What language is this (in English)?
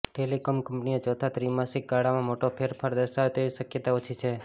Gujarati